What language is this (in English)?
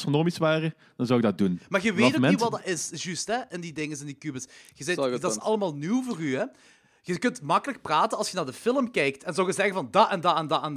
Dutch